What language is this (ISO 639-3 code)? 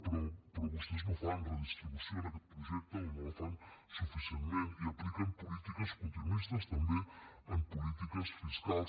cat